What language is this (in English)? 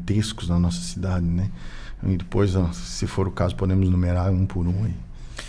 Portuguese